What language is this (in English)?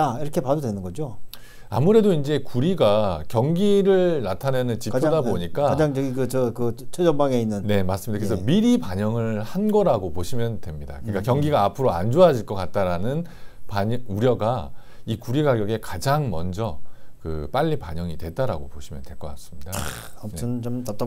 Korean